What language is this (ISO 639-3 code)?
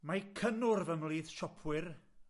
cym